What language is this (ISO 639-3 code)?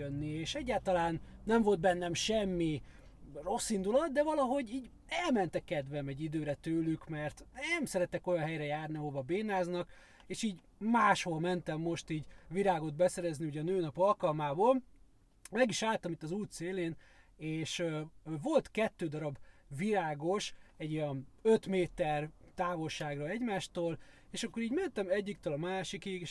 hun